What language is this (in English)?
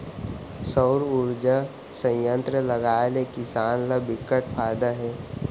Chhattisgarhi